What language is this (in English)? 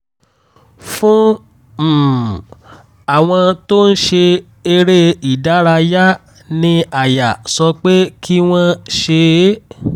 Yoruba